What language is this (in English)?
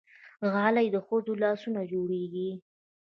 Pashto